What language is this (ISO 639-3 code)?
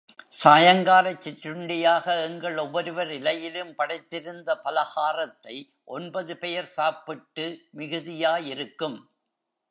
tam